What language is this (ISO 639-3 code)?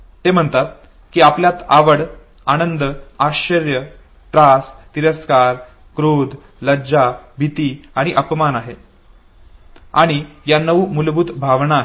mar